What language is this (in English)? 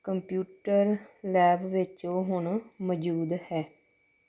Punjabi